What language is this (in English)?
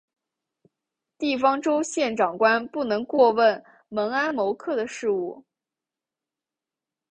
Chinese